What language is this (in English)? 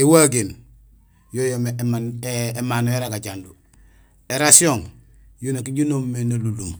Gusilay